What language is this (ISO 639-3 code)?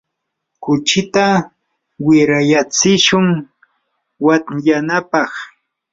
qur